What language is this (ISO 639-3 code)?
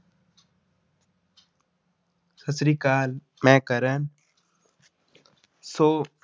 pan